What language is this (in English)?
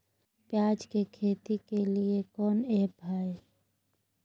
Magahi